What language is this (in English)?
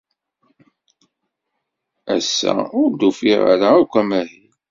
Kabyle